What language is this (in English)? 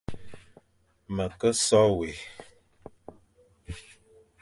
Fang